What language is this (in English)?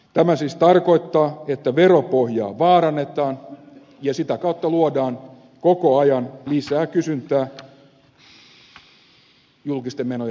Finnish